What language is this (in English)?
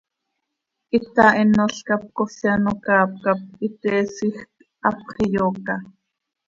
Seri